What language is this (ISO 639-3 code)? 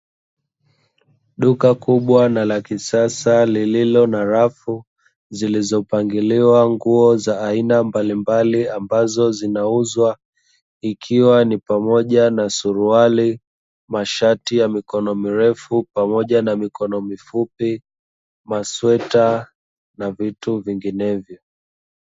swa